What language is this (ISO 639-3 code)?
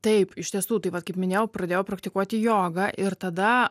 lit